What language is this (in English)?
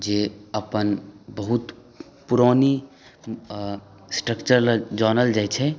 Maithili